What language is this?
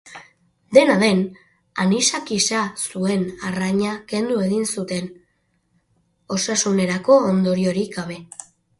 Basque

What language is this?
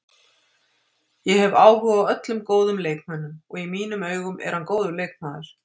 Icelandic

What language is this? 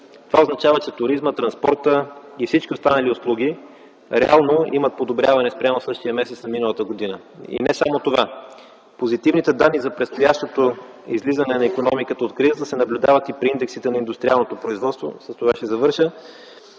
Bulgarian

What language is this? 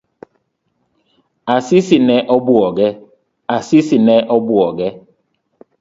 Luo (Kenya and Tanzania)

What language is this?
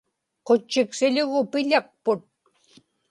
Inupiaq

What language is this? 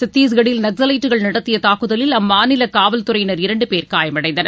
Tamil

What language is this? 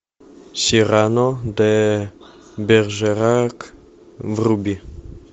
Russian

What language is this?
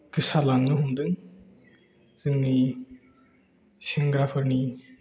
Bodo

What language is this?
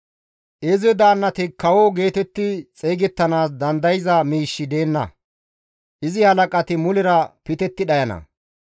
Gamo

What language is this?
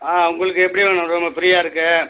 Tamil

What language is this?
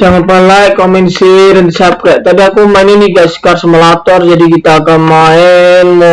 Indonesian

